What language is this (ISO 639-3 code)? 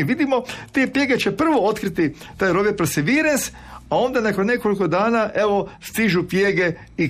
hrv